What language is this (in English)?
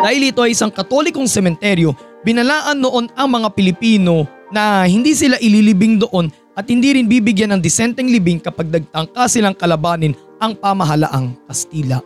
Filipino